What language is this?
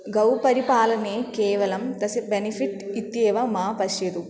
Sanskrit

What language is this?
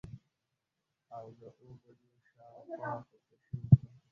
Pashto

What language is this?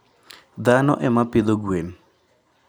Luo (Kenya and Tanzania)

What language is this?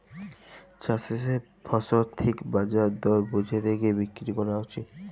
Bangla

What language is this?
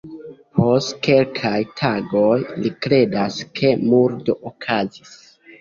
Esperanto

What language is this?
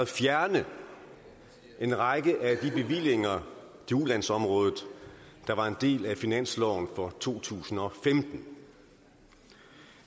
Danish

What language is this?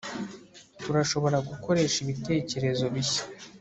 Kinyarwanda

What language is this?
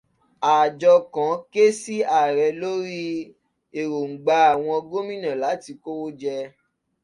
Yoruba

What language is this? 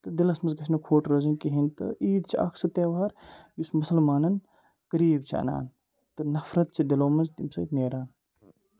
Kashmiri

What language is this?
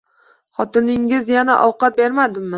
Uzbek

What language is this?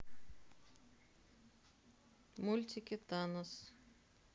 Russian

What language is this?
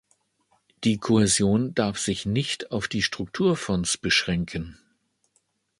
German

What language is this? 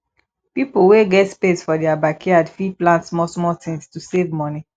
Nigerian Pidgin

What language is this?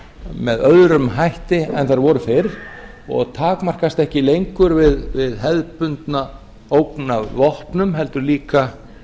Icelandic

